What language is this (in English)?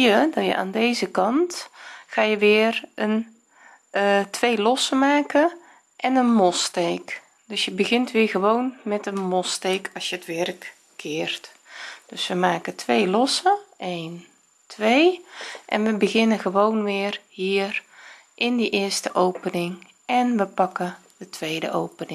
Dutch